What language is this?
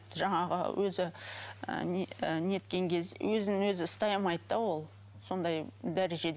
Kazakh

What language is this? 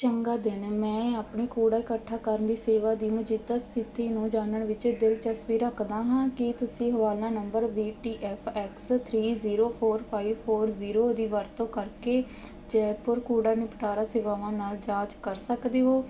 Punjabi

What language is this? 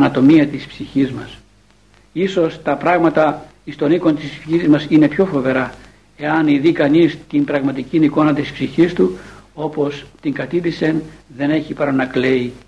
Greek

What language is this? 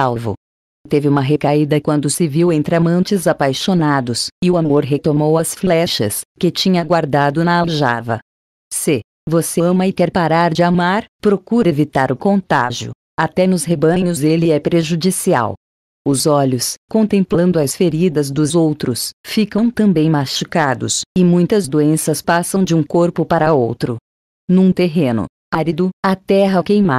Portuguese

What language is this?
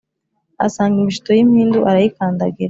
Kinyarwanda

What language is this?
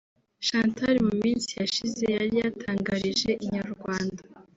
Kinyarwanda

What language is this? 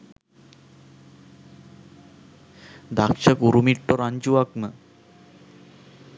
Sinhala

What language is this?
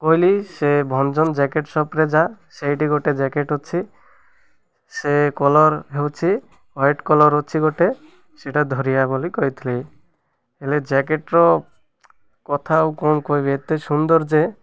Odia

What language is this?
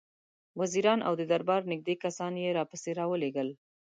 Pashto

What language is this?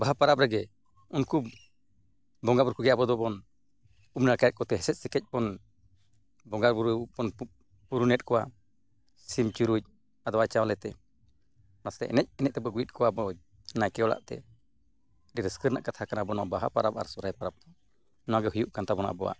Santali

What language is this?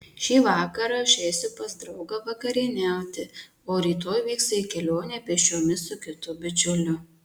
Lithuanian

